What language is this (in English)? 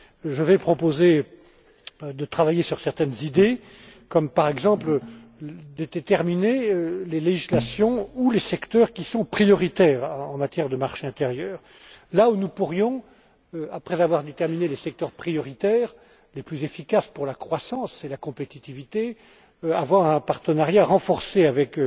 French